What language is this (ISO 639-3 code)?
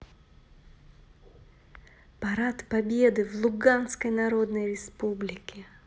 rus